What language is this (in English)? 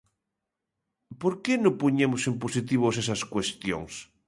Galician